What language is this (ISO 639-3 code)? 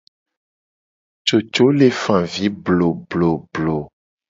gej